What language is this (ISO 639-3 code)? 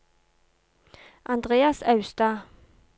nor